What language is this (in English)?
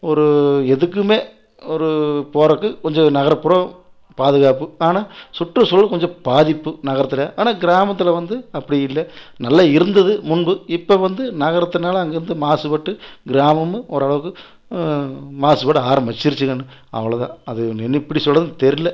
Tamil